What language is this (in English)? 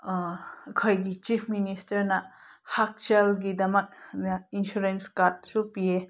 Manipuri